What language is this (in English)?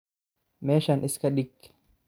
Somali